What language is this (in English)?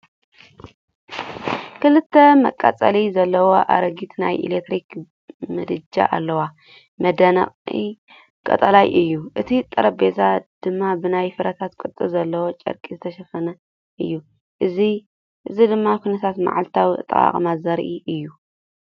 Tigrinya